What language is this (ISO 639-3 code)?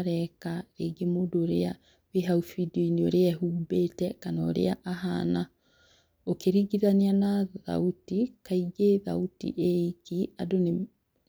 kik